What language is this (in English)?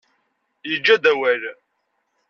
Kabyle